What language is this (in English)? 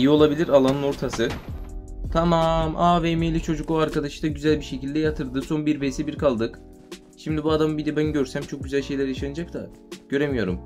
Turkish